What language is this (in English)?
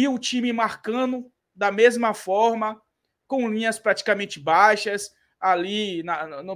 Portuguese